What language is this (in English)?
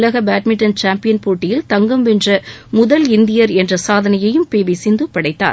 Tamil